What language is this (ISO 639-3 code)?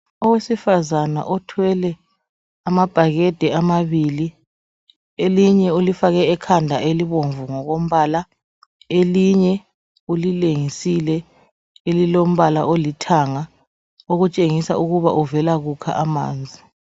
nde